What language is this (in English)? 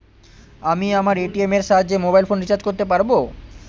Bangla